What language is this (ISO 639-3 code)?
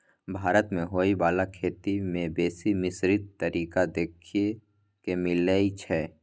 mai